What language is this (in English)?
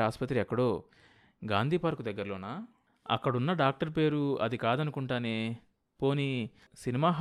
Telugu